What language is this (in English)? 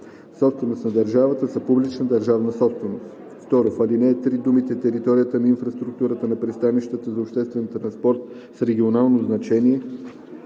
Bulgarian